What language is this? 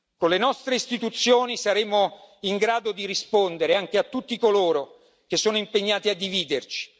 Italian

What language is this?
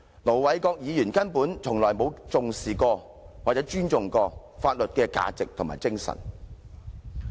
Cantonese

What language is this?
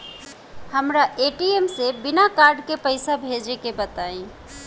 Bhojpuri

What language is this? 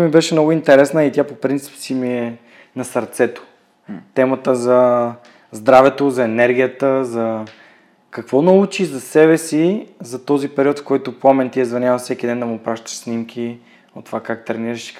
Bulgarian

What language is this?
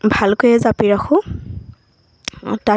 Assamese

